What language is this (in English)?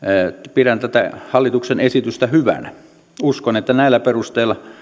Finnish